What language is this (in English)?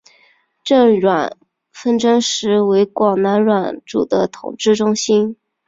Chinese